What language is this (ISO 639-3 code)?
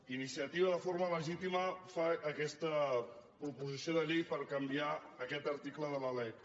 cat